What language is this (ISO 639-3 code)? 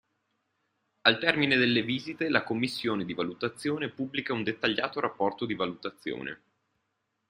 ita